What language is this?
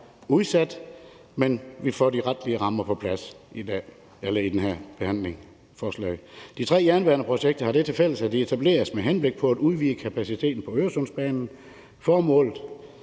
Danish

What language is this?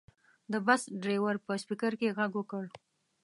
Pashto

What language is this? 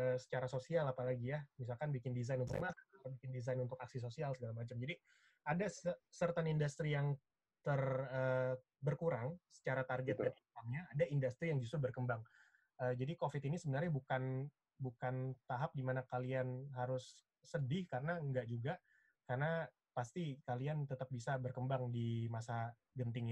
Indonesian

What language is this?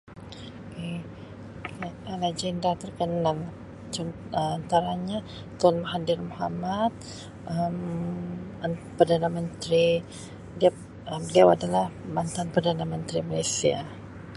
Sabah Malay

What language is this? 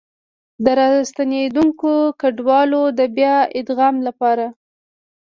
Pashto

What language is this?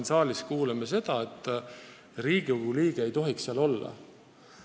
Estonian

